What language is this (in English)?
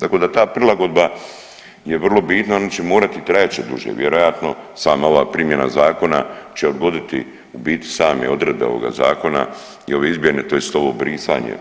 Croatian